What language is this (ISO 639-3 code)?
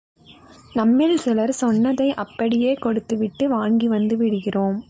tam